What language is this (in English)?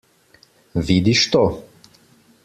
Slovenian